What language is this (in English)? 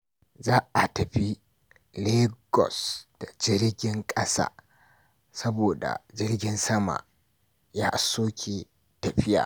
Hausa